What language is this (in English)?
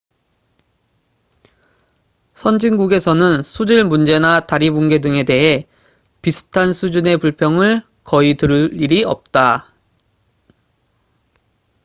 Korean